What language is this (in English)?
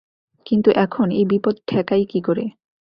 Bangla